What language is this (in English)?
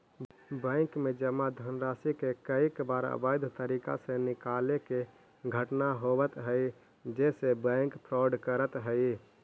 Magahi